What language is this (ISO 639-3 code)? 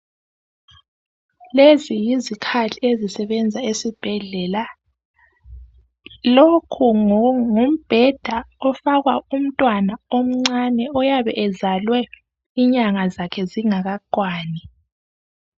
nde